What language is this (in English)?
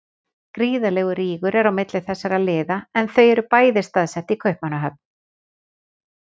Icelandic